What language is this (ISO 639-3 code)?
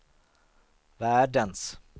swe